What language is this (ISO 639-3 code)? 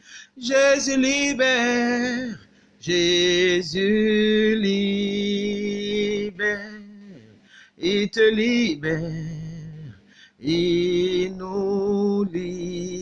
fra